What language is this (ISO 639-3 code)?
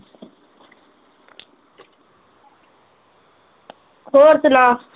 pan